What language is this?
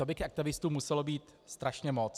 Czech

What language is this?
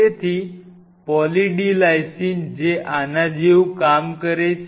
Gujarati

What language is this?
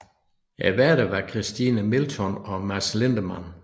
Danish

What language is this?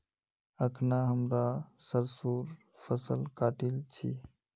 Magahi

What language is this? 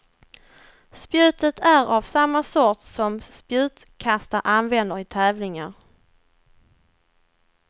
Swedish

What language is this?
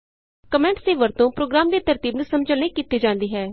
Punjabi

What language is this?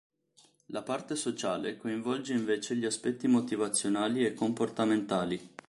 Italian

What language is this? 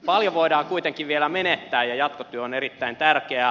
Finnish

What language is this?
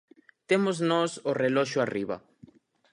Galician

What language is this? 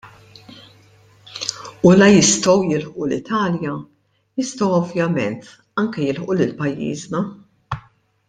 Maltese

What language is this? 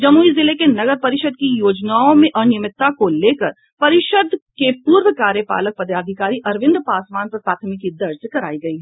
Hindi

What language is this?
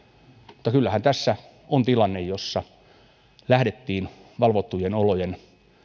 Finnish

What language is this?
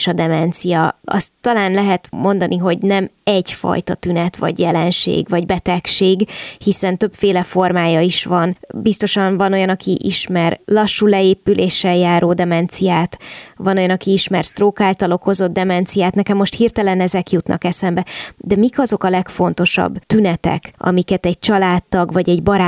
Hungarian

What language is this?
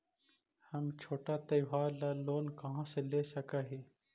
Magahi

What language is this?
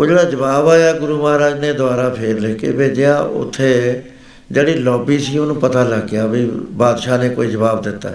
Punjabi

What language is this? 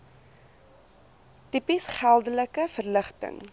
Afrikaans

